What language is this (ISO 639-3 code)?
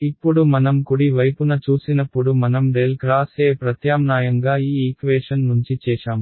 tel